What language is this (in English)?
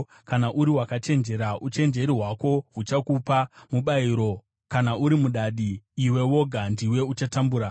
Shona